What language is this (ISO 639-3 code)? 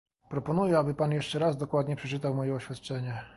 pol